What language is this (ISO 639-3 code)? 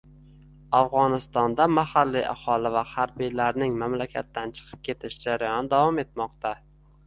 uzb